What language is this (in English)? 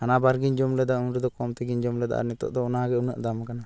Santali